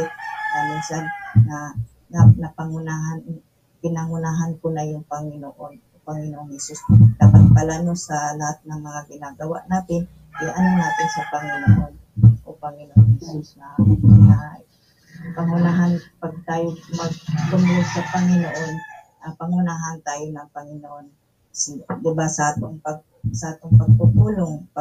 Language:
Filipino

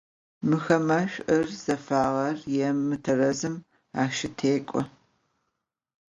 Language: Adyghe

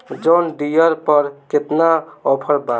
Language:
Bhojpuri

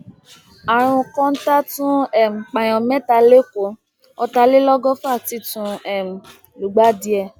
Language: Yoruba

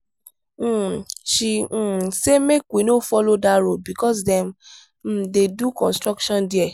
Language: Nigerian Pidgin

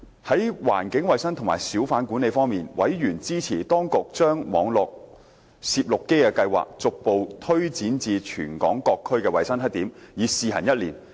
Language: Cantonese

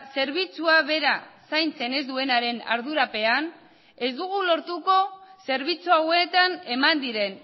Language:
Basque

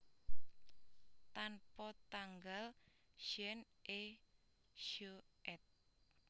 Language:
Javanese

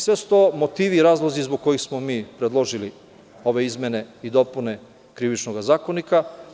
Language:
Serbian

